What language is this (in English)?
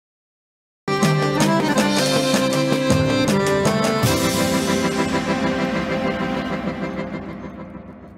Portuguese